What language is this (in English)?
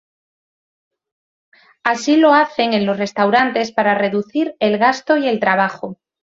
Spanish